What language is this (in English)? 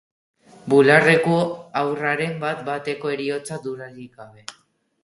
Basque